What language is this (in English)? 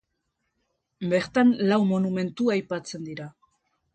Basque